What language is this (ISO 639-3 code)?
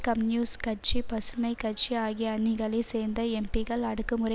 tam